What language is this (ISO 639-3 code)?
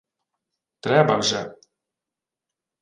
ukr